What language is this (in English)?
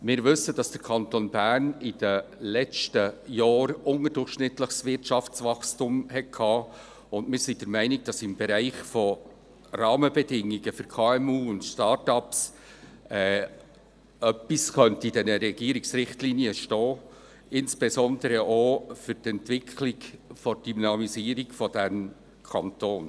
Swiss German